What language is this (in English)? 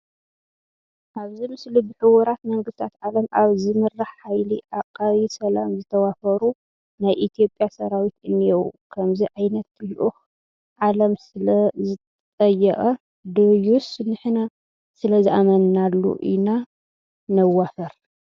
Tigrinya